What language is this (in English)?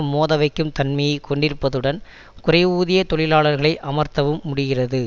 Tamil